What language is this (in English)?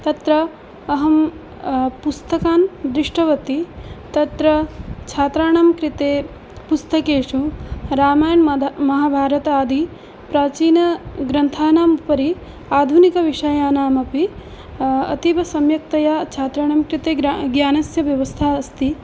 Sanskrit